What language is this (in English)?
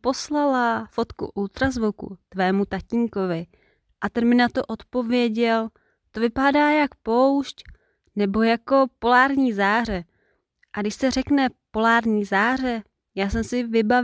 Czech